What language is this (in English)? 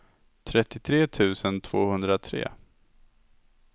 Swedish